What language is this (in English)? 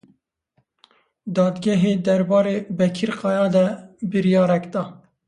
Kurdish